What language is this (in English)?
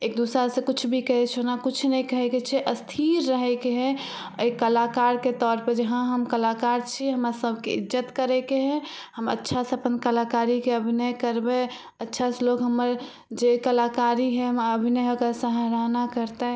Maithili